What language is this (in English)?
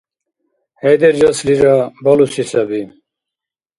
Dargwa